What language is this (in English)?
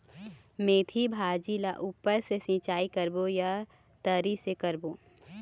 Chhattisgarhi